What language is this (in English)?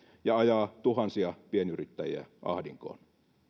Finnish